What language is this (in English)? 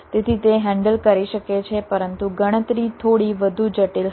Gujarati